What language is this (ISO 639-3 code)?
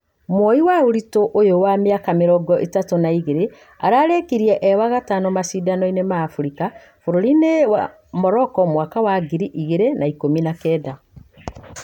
kik